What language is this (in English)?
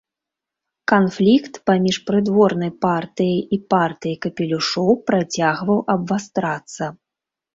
Belarusian